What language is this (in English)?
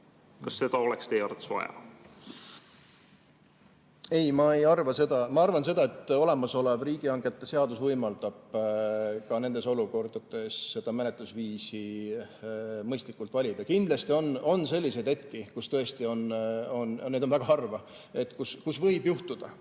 Estonian